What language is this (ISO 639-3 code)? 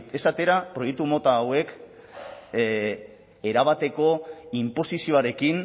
eus